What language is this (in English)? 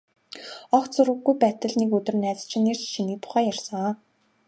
Mongolian